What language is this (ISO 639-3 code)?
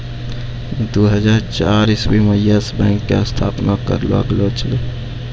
mai